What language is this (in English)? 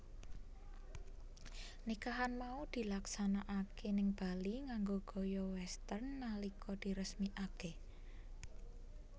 Javanese